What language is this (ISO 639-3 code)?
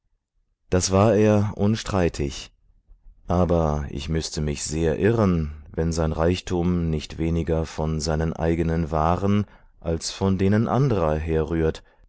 deu